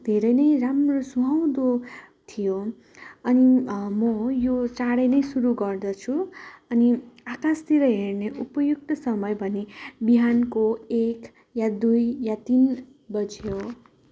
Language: Nepali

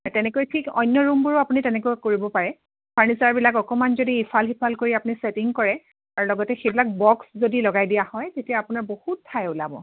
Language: Assamese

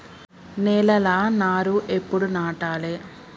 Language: Telugu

